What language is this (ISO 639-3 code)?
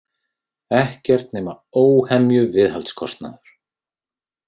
isl